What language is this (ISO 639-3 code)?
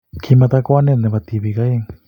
kln